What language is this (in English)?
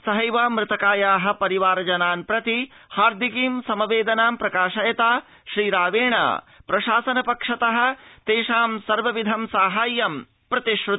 Sanskrit